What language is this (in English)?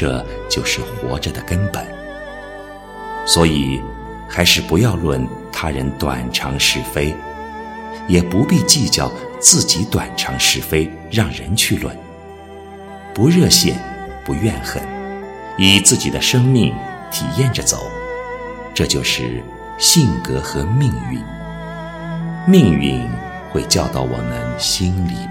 Chinese